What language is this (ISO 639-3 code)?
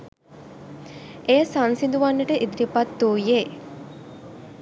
sin